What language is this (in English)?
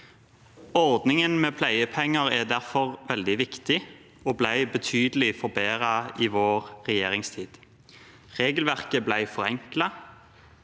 Norwegian